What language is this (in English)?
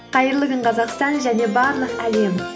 Kazakh